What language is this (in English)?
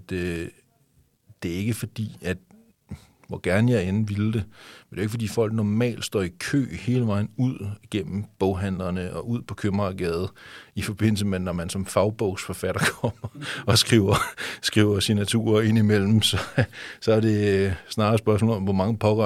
Danish